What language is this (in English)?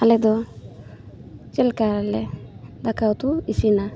Santali